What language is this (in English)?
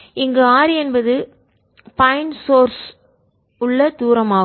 Tamil